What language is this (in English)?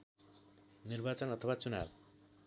Nepali